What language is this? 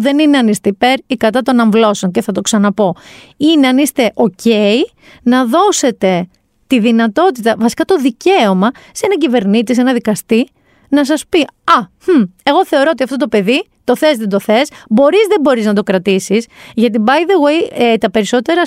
Greek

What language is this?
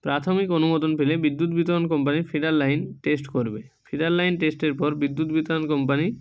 Bangla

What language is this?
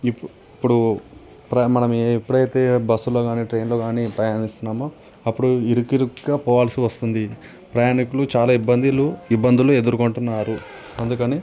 Telugu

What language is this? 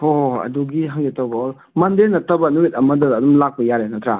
Manipuri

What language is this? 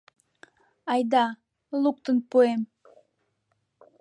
Mari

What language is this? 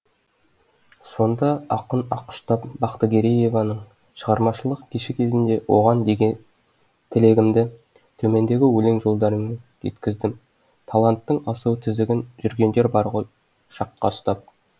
Kazakh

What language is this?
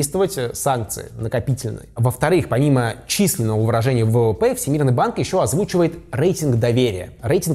Russian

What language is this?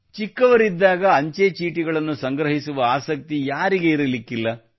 Kannada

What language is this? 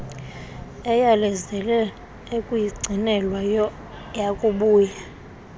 Xhosa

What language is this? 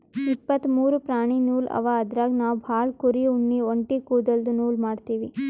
Kannada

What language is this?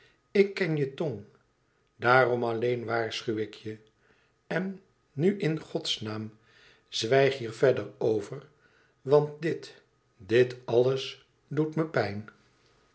Dutch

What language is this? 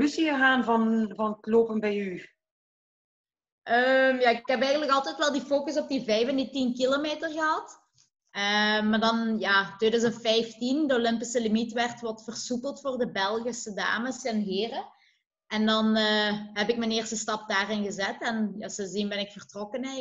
Dutch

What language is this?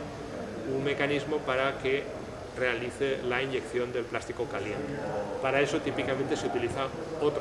Spanish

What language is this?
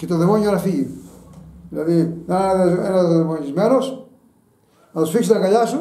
Greek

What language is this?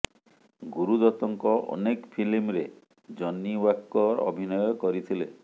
Odia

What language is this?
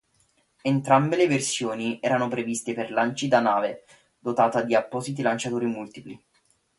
Italian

